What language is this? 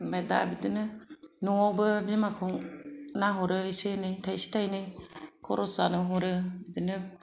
Bodo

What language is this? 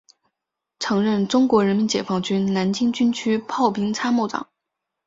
Chinese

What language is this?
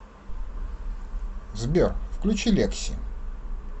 Russian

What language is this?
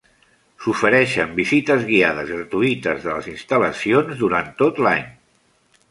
Catalan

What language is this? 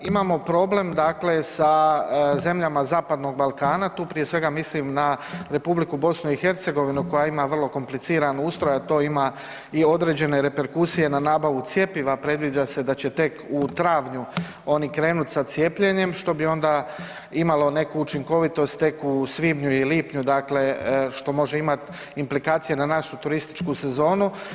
Croatian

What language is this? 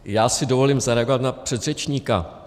Czech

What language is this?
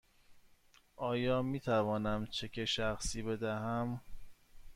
Persian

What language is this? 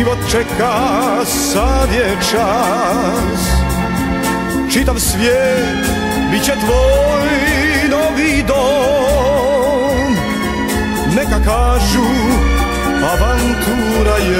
Romanian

